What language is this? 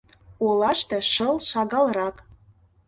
Mari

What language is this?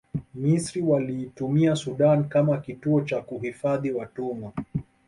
Swahili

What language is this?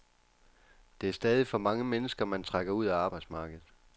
Danish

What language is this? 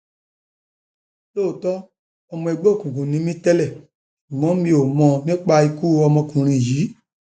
Yoruba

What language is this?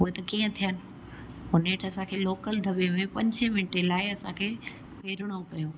Sindhi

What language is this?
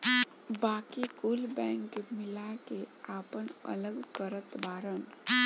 Bhojpuri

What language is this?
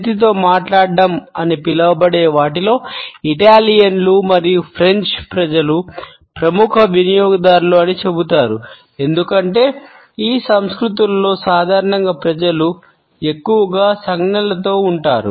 Telugu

